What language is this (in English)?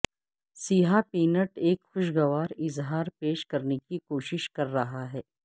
Urdu